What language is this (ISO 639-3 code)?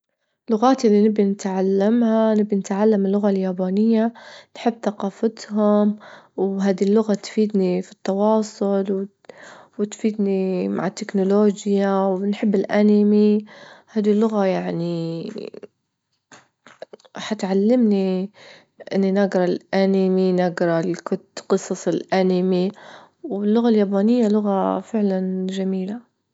ayl